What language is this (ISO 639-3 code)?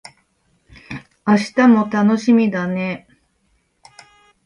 jpn